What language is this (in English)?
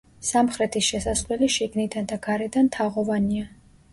Georgian